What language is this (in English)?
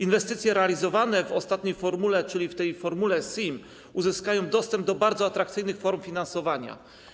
Polish